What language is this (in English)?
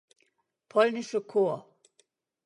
German